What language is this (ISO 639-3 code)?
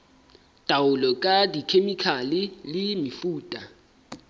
sot